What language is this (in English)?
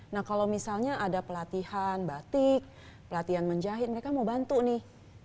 Indonesian